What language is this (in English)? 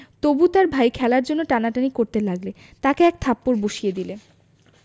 Bangla